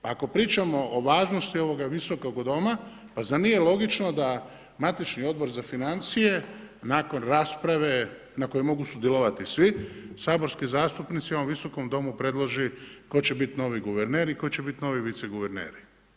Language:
Croatian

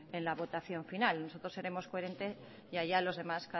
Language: Spanish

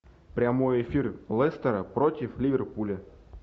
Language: Russian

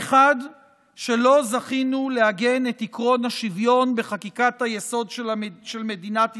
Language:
Hebrew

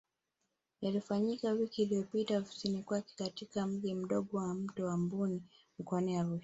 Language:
Swahili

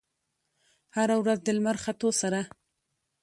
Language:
Pashto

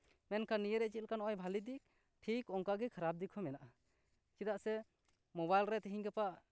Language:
Santali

